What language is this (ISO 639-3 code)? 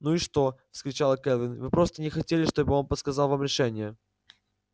rus